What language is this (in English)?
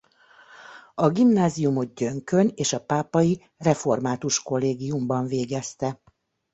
Hungarian